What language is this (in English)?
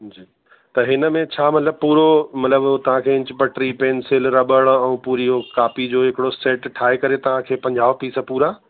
Sindhi